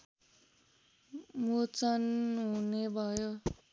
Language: Nepali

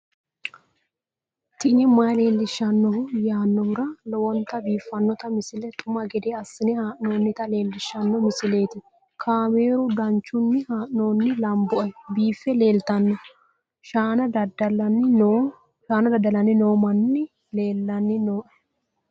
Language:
Sidamo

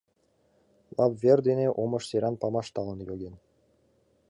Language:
Mari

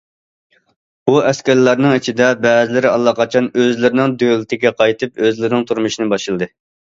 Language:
Uyghur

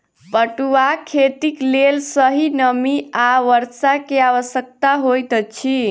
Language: Maithili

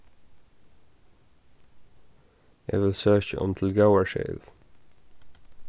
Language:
Faroese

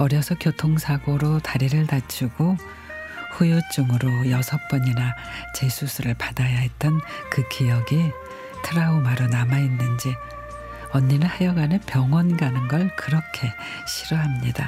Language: Korean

